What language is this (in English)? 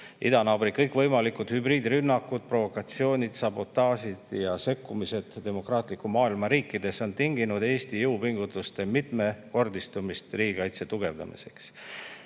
Estonian